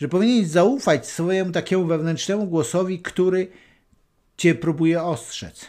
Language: Polish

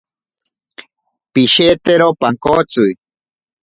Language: Ashéninka Perené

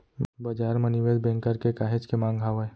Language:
Chhattisgarhi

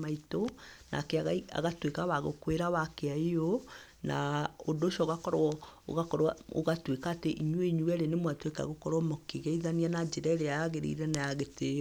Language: Kikuyu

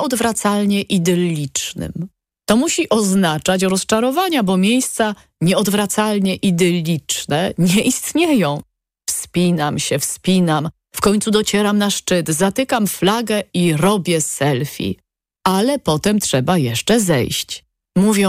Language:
Polish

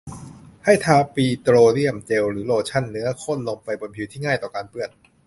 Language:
Thai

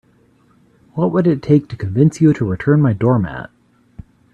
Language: English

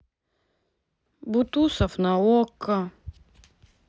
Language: Russian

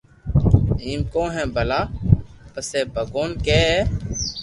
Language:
Loarki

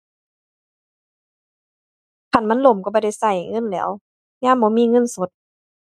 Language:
Thai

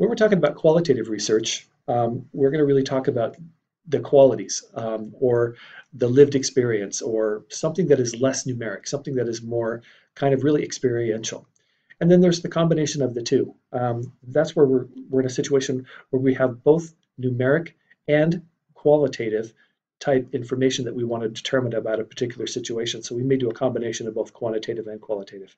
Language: English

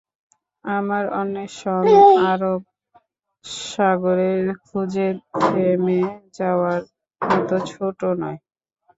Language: Bangla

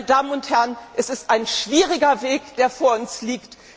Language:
German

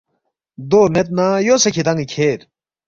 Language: Balti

